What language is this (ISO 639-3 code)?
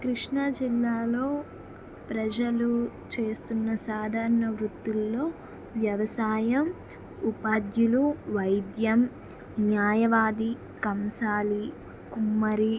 tel